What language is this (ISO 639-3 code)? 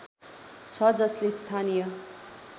nep